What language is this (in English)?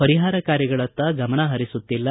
Kannada